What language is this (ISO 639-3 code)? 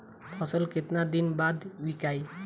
bho